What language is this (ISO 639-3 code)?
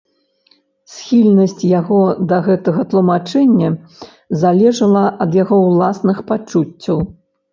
bel